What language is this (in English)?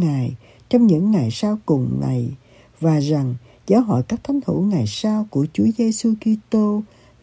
Vietnamese